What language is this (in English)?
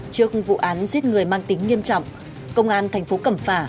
Vietnamese